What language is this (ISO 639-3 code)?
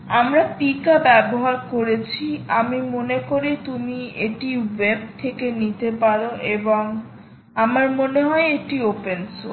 ben